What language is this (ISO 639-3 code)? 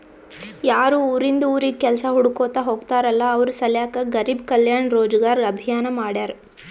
kan